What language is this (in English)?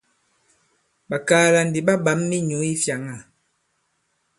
Bankon